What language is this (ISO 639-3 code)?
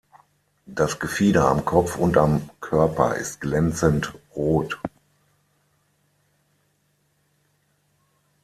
deu